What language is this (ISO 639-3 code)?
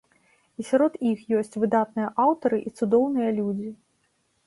bel